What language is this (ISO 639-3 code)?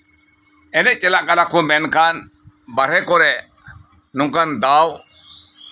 sat